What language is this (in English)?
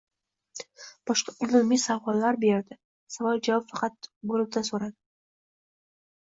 Uzbek